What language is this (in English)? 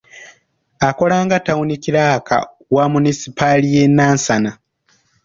Ganda